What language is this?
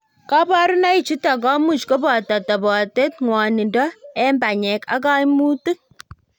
Kalenjin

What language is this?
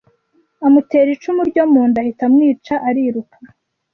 Kinyarwanda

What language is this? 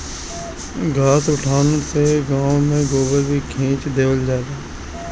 Bhojpuri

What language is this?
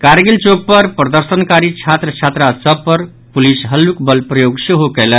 Maithili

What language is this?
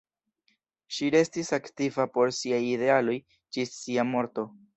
Esperanto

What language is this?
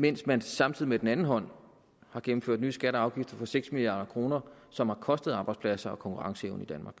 Danish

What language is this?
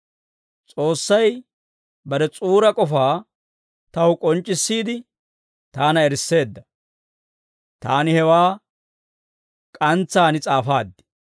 Dawro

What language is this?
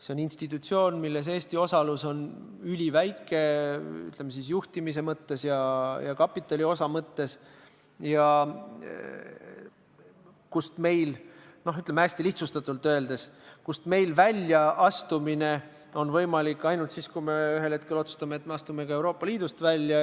Estonian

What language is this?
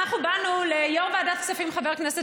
Hebrew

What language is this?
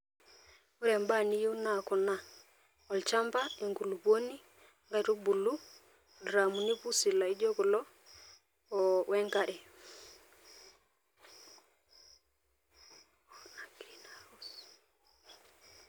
Masai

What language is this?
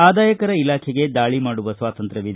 Kannada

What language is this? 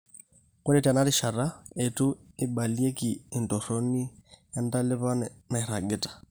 Masai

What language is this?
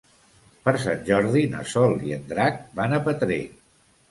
Catalan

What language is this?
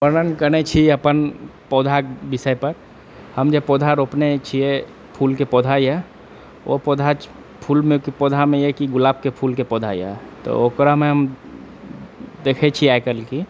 Maithili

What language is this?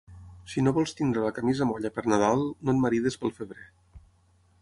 Catalan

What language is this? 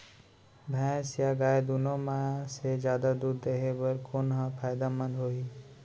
Chhattisgarhi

